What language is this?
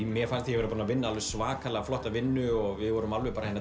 Icelandic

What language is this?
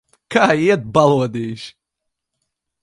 Latvian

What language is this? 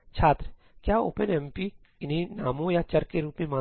Hindi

